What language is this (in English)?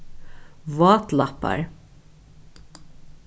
Faroese